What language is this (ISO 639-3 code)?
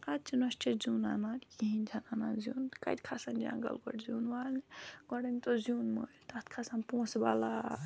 kas